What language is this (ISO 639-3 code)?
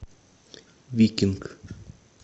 rus